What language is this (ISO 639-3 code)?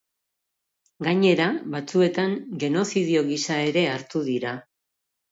eus